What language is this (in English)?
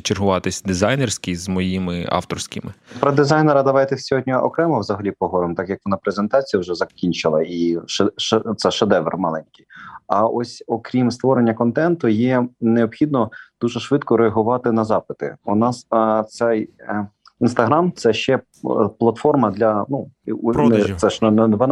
Ukrainian